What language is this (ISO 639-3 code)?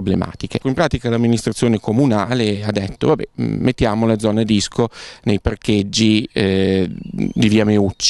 ita